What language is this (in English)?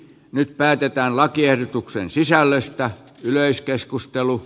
Finnish